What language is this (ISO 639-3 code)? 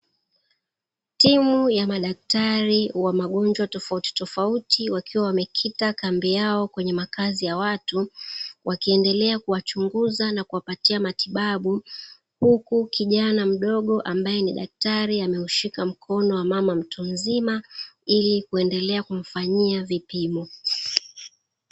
swa